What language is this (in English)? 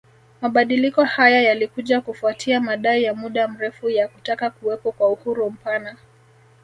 Swahili